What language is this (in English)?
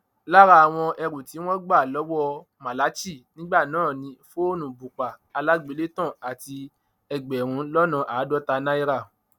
Yoruba